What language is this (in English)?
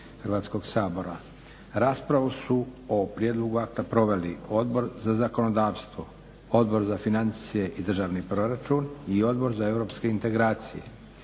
Croatian